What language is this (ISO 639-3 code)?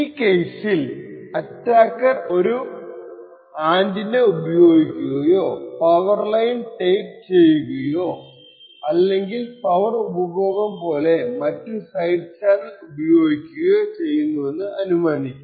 mal